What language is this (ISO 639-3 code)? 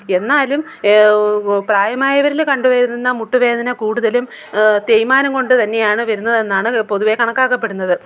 mal